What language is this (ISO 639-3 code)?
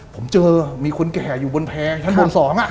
tha